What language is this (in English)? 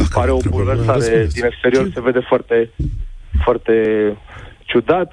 Romanian